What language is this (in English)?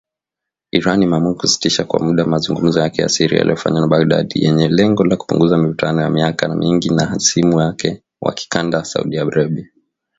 Swahili